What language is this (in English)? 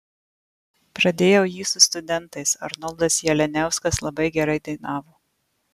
Lithuanian